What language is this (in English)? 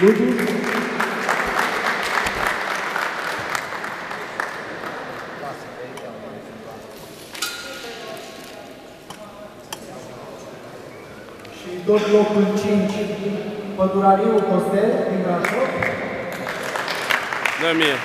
Romanian